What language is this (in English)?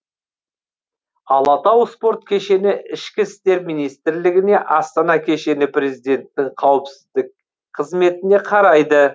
Kazakh